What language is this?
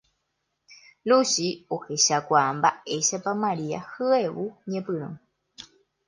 Guarani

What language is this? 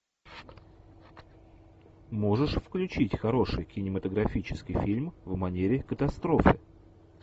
Russian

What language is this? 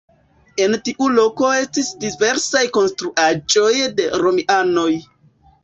Esperanto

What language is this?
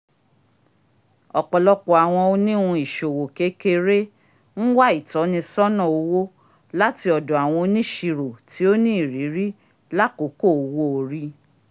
Yoruba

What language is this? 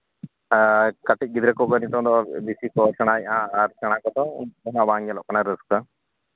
Santali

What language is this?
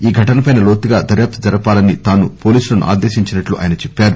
Telugu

